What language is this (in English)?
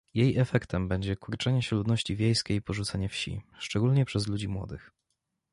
Polish